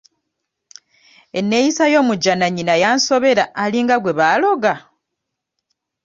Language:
Ganda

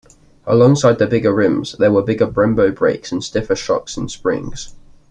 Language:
English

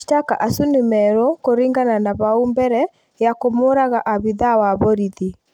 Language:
Kikuyu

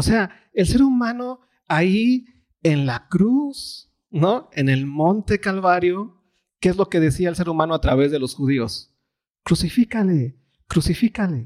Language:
Spanish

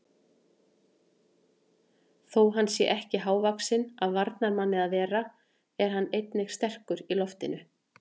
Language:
Icelandic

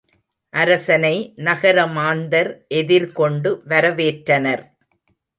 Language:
Tamil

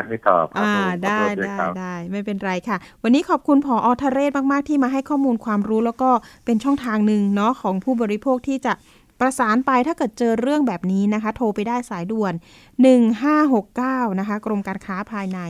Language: Thai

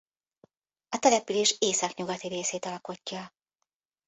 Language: Hungarian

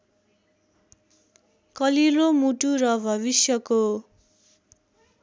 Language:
Nepali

